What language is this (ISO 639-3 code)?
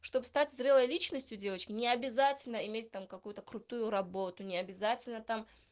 rus